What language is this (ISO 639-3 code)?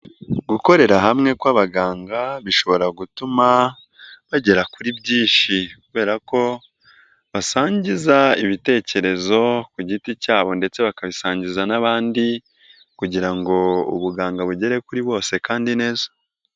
kin